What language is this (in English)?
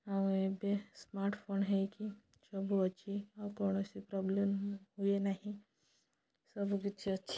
Odia